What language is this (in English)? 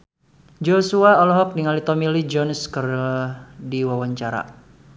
Sundanese